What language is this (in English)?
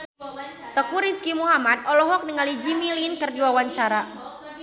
Sundanese